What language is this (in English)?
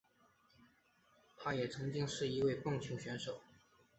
Chinese